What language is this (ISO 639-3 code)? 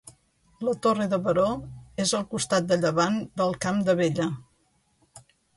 cat